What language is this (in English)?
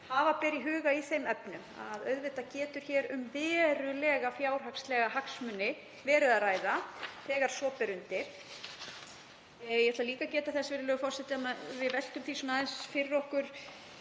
Icelandic